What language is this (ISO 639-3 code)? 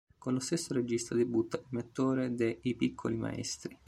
ita